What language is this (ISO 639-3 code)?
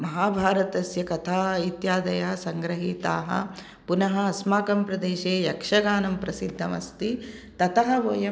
san